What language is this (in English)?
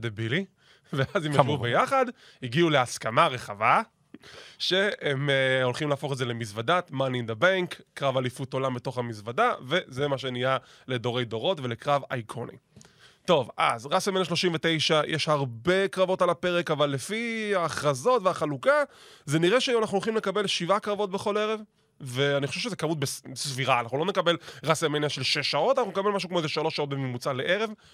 Hebrew